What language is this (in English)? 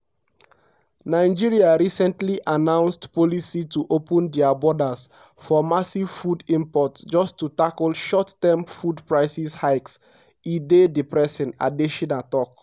Nigerian Pidgin